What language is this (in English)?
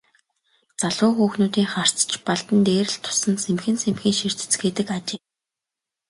Mongolian